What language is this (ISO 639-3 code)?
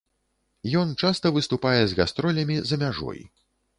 bel